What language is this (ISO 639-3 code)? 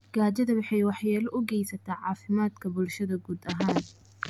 som